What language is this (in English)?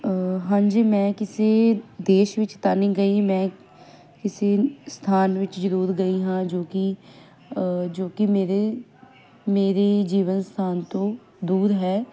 Punjabi